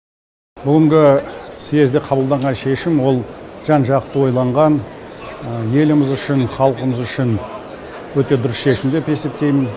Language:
Kazakh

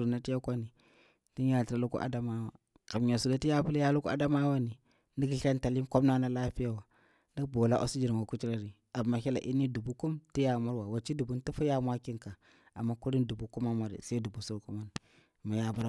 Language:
Bura-Pabir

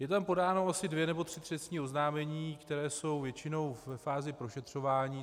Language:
Czech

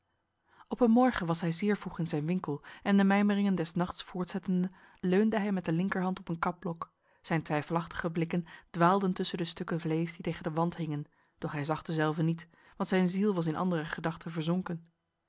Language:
Dutch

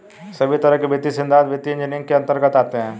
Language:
Hindi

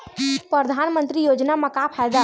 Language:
Chhattisgarhi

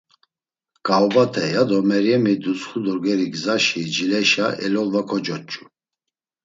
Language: Laz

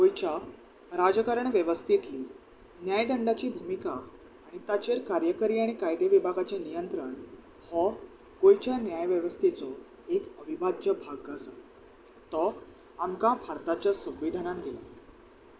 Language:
Konkani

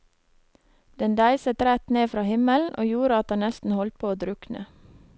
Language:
Norwegian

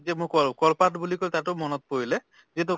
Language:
Assamese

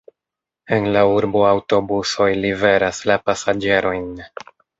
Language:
Esperanto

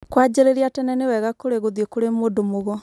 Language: Kikuyu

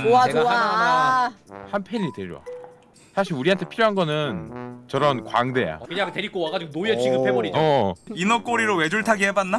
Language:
Korean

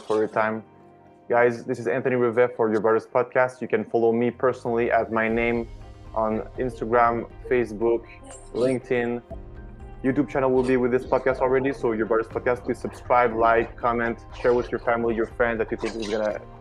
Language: English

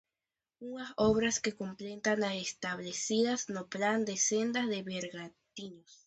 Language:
Galician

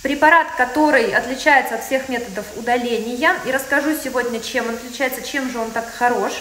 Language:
Russian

